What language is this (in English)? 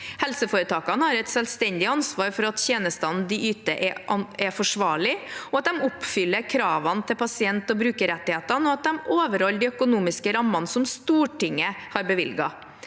Norwegian